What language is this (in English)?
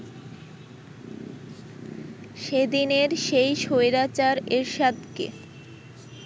Bangla